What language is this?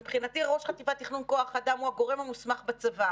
Hebrew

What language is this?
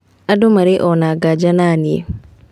Kikuyu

